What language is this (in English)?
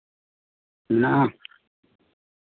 Santali